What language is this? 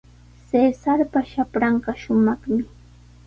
Sihuas Ancash Quechua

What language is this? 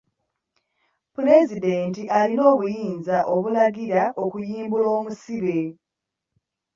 Ganda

